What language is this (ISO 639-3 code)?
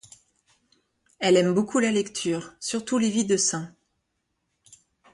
fra